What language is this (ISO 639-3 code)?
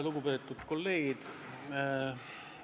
est